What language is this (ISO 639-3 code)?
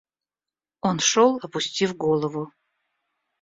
rus